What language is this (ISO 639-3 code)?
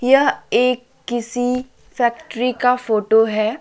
hin